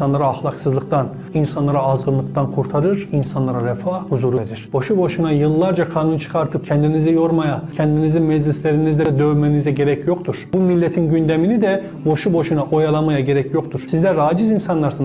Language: Turkish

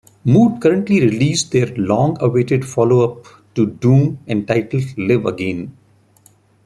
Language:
English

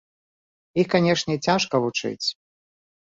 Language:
Belarusian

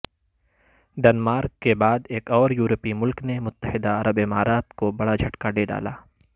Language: Urdu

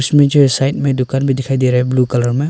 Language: Hindi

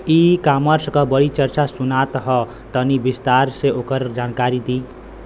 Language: Bhojpuri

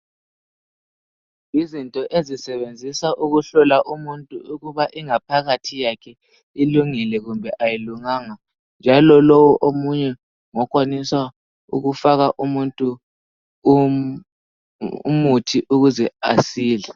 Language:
North Ndebele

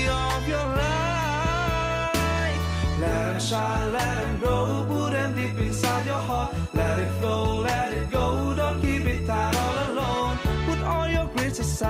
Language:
Indonesian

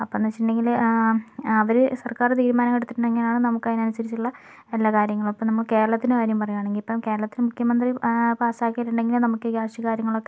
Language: Malayalam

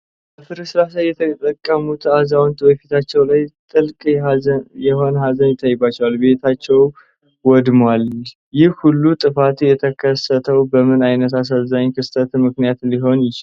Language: Amharic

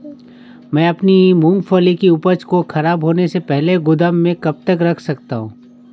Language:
Hindi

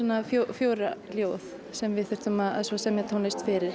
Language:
Icelandic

